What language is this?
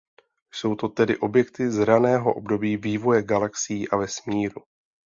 Czech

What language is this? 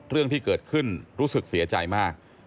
Thai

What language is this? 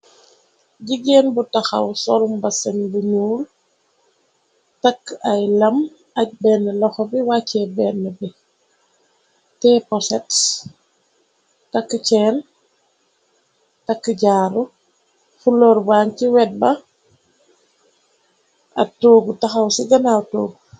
Wolof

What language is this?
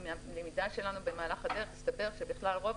Hebrew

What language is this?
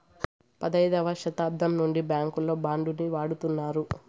Telugu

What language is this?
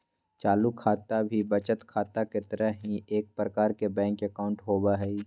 Magahi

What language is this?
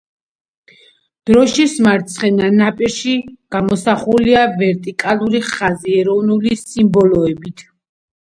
Georgian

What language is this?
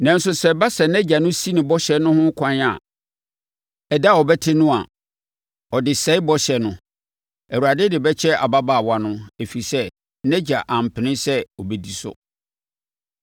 Akan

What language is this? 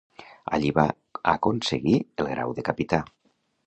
Catalan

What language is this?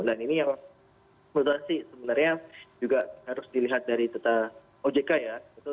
Indonesian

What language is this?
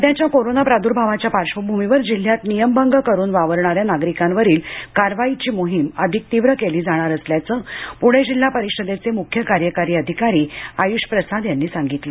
Marathi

